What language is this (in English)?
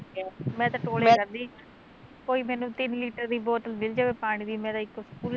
Punjabi